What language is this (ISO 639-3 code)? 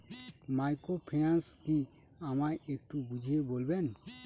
ben